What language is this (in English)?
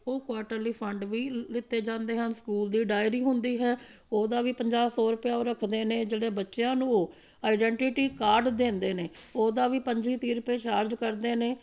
Punjabi